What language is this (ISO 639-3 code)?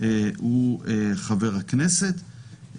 heb